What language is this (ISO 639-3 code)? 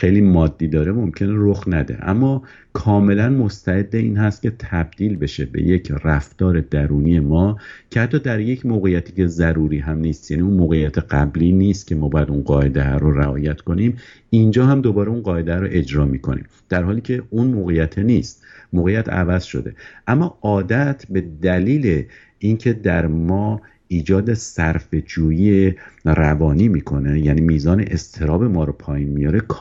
fas